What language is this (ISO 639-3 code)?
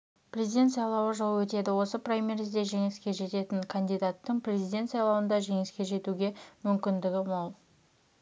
kaz